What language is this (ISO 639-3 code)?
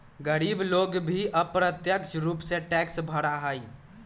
mag